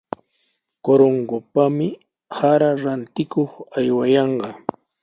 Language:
Sihuas Ancash Quechua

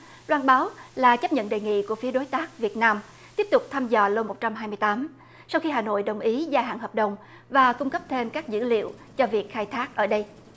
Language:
Vietnamese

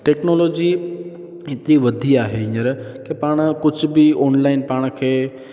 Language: Sindhi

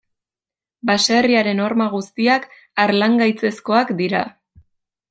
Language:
Basque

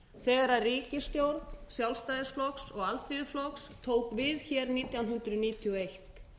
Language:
Icelandic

